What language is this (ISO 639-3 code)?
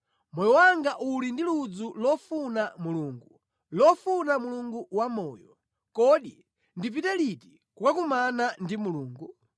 nya